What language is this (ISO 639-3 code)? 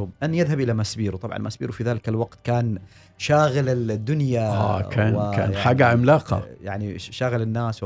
ara